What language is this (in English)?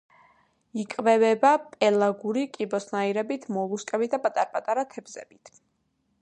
Georgian